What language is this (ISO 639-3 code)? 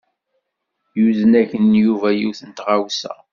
kab